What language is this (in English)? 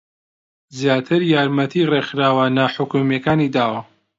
Central Kurdish